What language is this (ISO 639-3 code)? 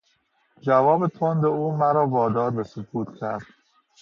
fas